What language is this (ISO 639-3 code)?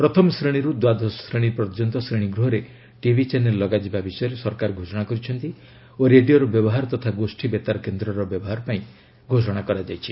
ori